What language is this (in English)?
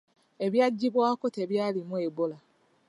Ganda